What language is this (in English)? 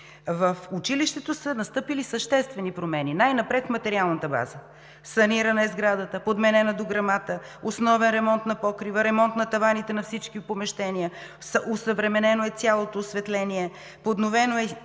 Bulgarian